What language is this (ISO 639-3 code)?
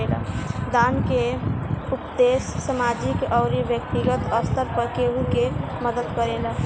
bho